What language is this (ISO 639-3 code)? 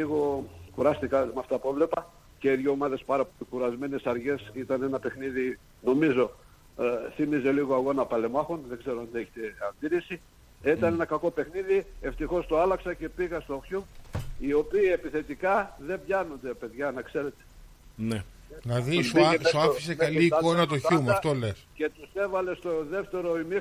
ell